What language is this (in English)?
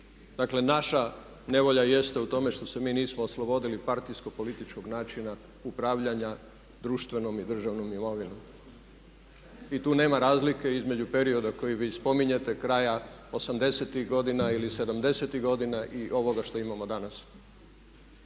Croatian